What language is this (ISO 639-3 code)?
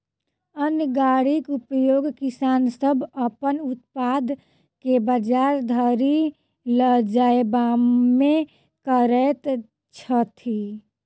mai